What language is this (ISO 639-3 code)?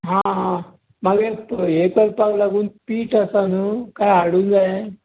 kok